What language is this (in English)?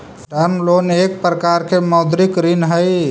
Magahi